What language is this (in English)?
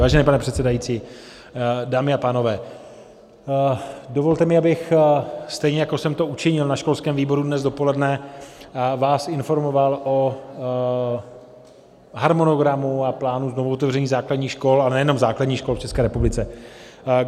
Czech